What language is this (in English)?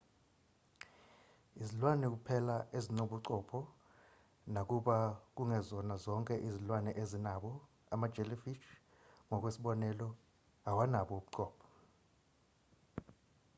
Zulu